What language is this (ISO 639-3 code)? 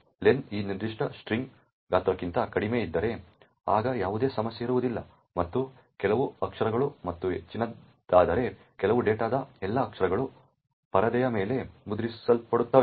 kan